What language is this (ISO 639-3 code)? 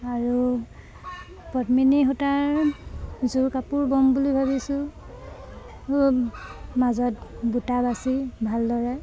asm